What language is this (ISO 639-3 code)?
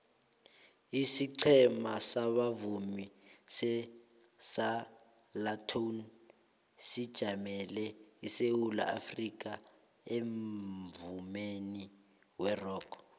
nbl